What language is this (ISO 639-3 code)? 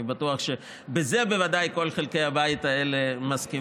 heb